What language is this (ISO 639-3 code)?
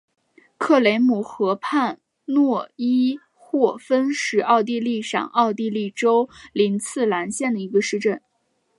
zho